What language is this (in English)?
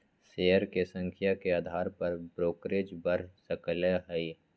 Magahi